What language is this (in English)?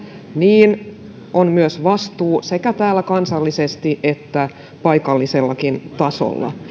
Finnish